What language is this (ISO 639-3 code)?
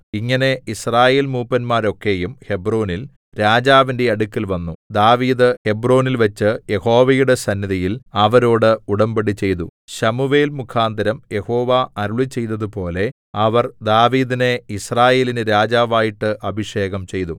mal